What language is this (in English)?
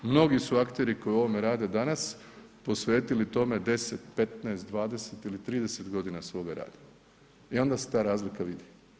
Croatian